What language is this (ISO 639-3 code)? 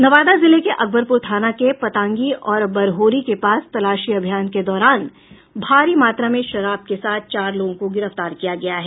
hin